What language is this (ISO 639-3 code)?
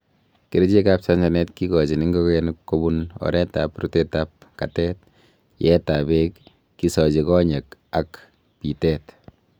kln